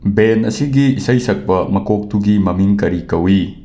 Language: Manipuri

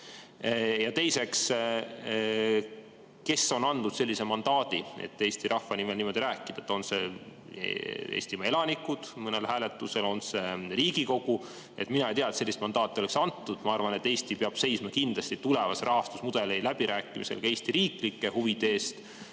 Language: Estonian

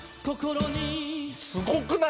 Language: Japanese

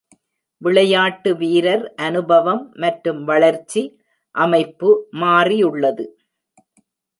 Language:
Tamil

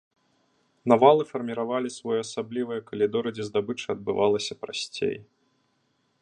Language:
Belarusian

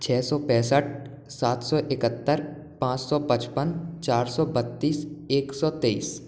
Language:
Hindi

